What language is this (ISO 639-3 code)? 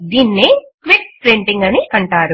tel